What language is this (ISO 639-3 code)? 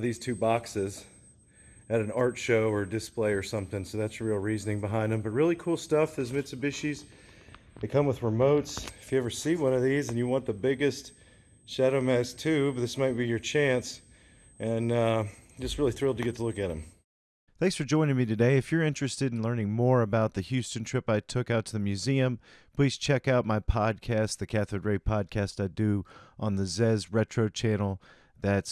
eng